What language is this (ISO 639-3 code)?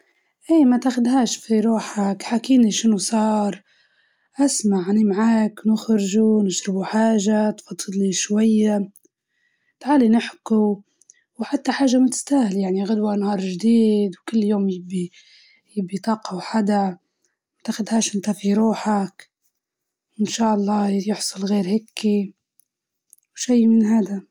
ayl